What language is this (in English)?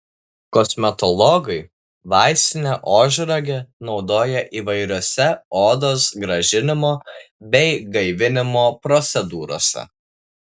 Lithuanian